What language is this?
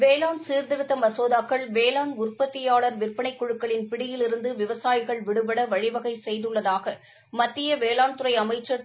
Tamil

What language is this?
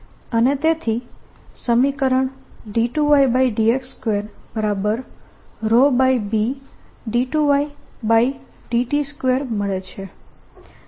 Gujarati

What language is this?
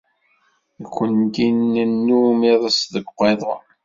Kabyle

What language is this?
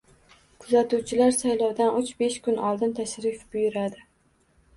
Uzbek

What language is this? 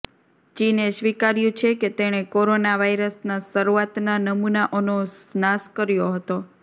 Gujarati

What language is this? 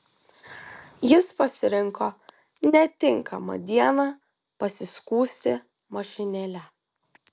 Lithuanian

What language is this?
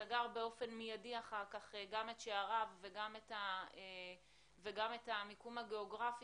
Hebrew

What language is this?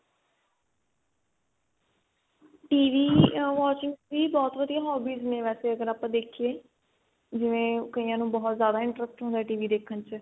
Punjabi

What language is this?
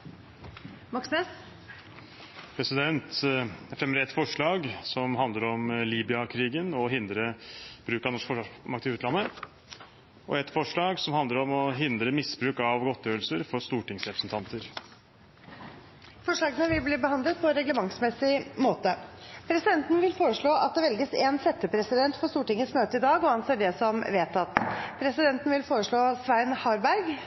Norwegian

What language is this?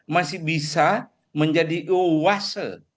Indonesian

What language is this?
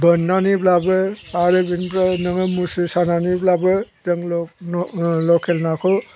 Bodo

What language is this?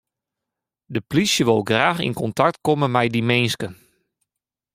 Western Frisian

